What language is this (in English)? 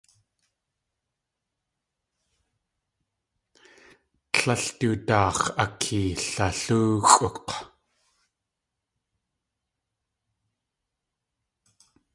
Tlingit